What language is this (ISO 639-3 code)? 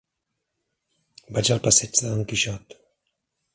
cat